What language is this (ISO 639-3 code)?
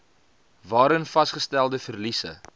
afr